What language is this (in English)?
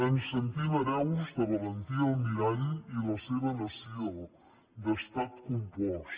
Catalan